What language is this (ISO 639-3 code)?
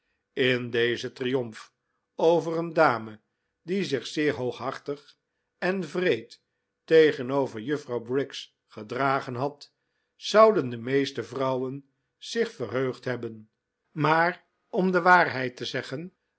nld